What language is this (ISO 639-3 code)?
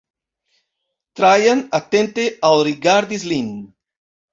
epo